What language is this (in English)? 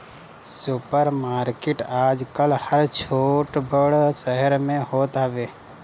Bhojpuri